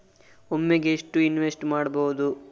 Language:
Kannada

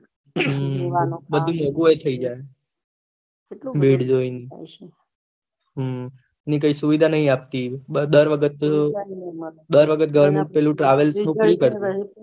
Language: Gujarati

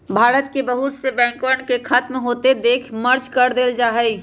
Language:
Magahi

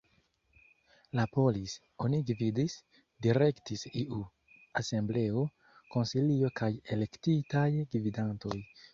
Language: Esperanto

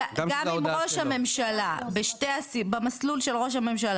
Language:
Hebrew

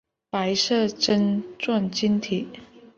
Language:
Chinese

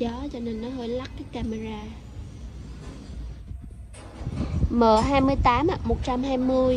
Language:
Vietnamese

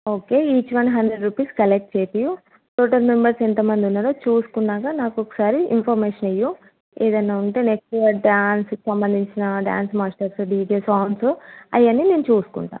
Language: Telugu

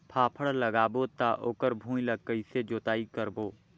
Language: Chhattisgarhi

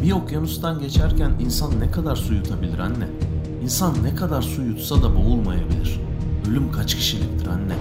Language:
Turkish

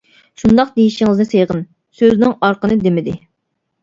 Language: Uyghur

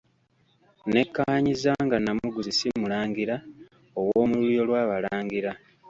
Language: Ganda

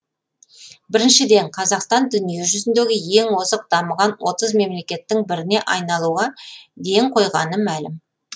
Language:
Kazakh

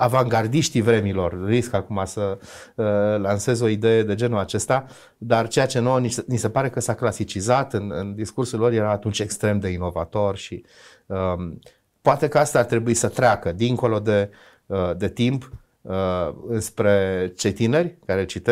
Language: Romanian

